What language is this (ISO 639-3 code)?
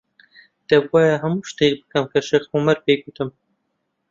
ckb